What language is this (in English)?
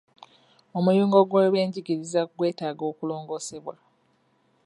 Ganda